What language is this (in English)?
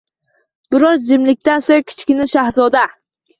Uzbek